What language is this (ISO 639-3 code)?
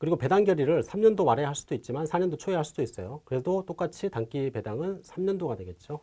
kor